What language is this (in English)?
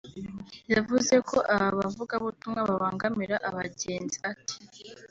Kinyarwanda